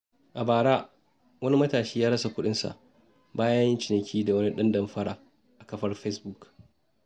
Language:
Hausa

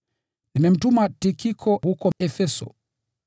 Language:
Swahili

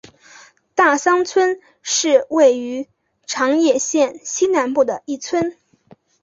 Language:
Chinese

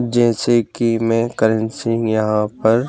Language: Hindi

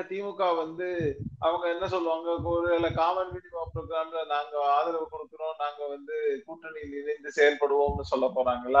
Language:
Tamil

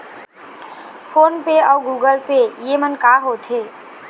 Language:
Chhattisgarhi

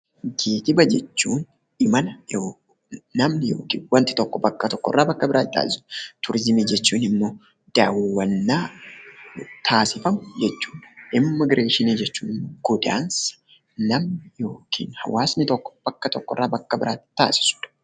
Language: Oromo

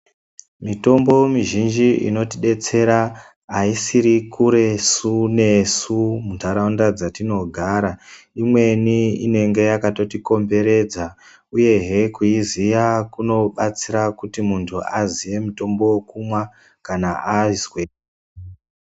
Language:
Ndau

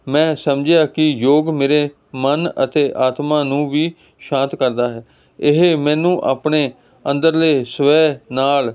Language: Punjabi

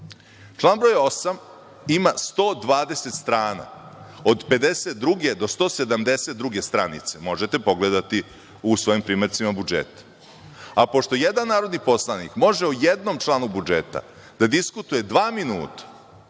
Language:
Serbian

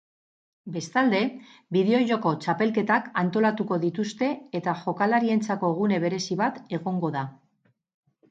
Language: Basque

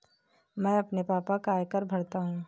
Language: Hindi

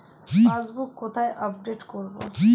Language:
Bangla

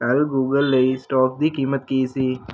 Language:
Punjabi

